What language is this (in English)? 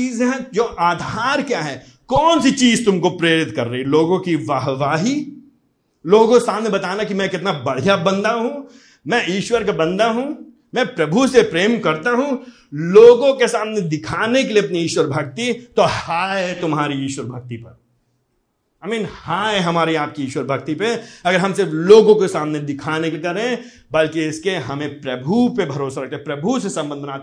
Hindi